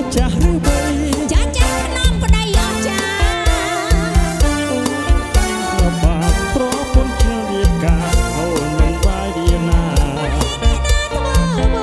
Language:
Thai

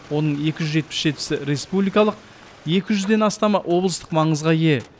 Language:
Kazakh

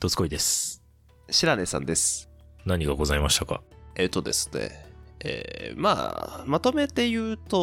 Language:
Japanese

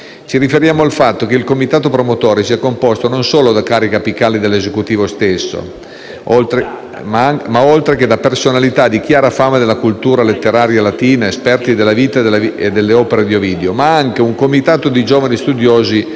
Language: Italian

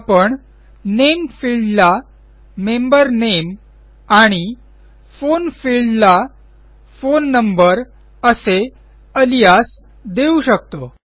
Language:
Marathi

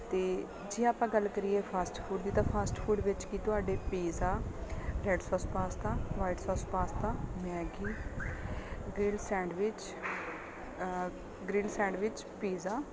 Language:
Punjabi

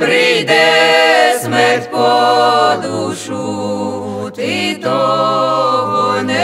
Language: Romanian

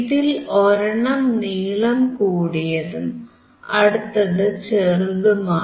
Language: Malayalam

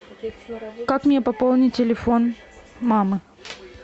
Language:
Russian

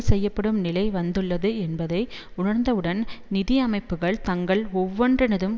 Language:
Tamil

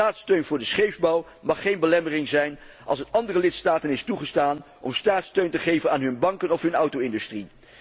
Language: Dutch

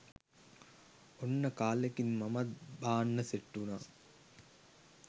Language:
Sinhala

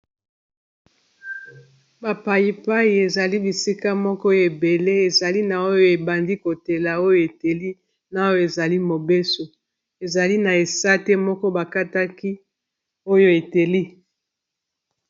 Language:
Lingala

